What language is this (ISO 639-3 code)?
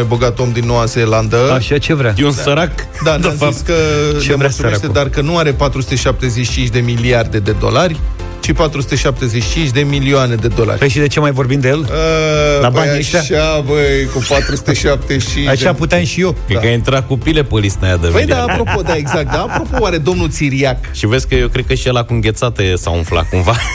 ron